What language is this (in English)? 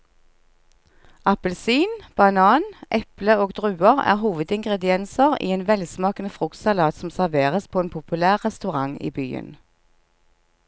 Norwegian